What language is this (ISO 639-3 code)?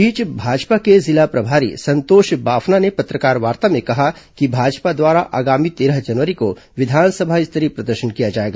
hin